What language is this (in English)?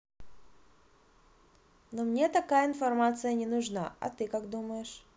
Russian